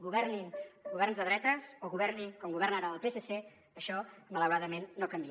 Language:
Catalan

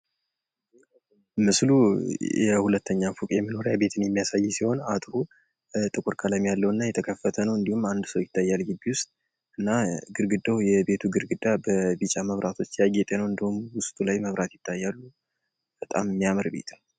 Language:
Amharic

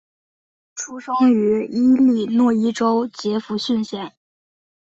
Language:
Chinese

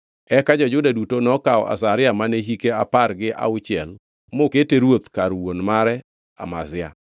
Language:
Luo (Kenya and Tanzania)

